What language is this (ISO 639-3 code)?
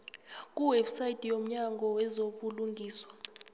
nbl